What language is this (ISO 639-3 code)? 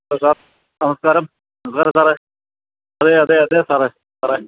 mal